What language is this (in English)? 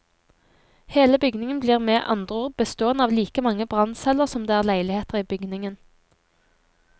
Norwegian